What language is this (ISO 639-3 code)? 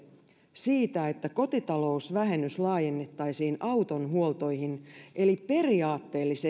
fin